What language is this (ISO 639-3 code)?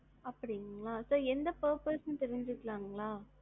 tam